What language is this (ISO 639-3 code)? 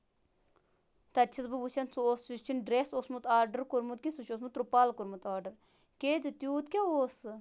kas